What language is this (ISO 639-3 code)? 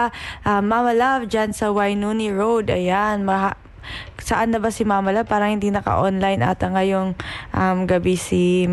fil